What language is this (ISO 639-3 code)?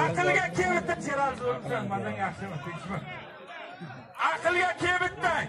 tur